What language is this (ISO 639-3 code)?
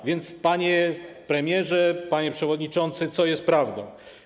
pol